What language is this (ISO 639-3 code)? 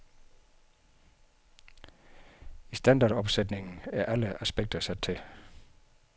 dan